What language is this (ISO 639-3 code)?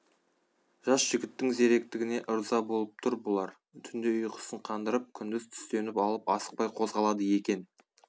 kaz